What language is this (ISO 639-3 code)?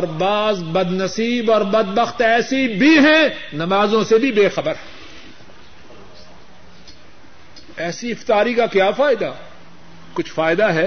urd